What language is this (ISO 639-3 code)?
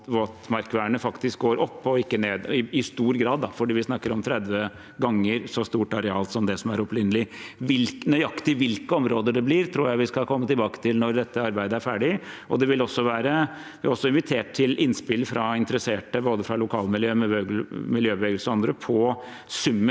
nor